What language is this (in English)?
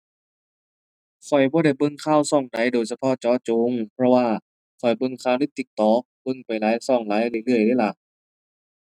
Thai